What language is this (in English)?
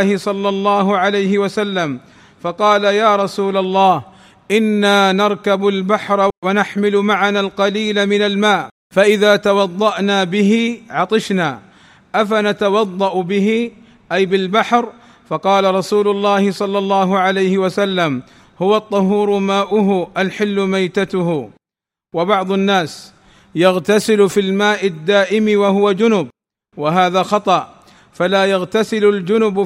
Arabic